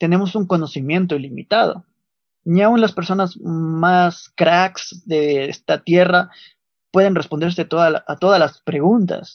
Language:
Spanish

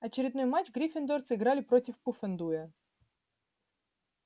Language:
Russian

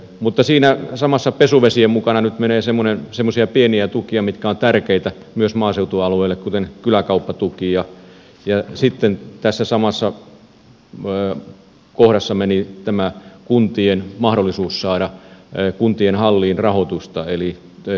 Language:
Finnish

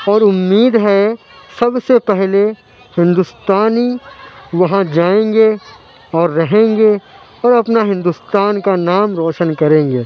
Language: Urdu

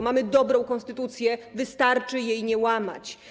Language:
Polish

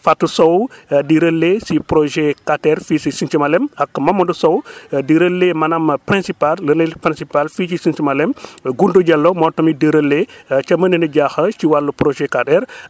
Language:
Wolof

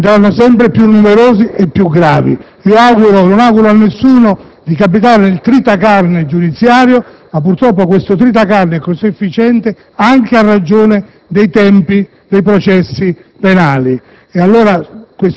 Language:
Italian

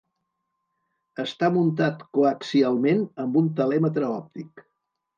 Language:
Catalan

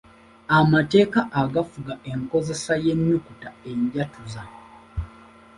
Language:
Ganda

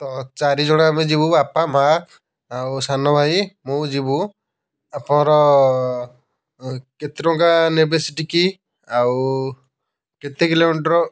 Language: Odia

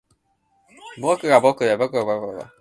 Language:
Japanese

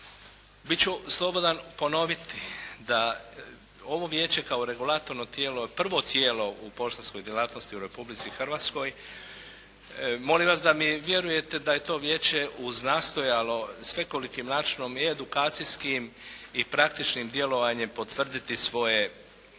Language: Croatian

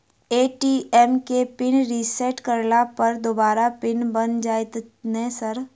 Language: Maithili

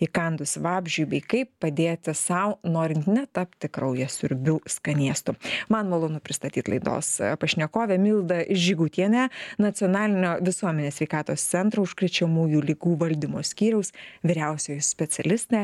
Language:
Lithuanian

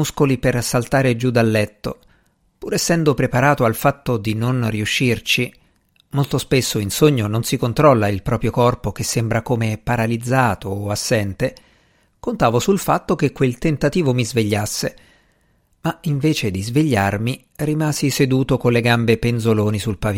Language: Italian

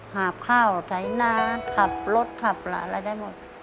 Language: Thai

